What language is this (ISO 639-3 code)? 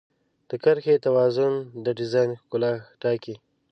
pus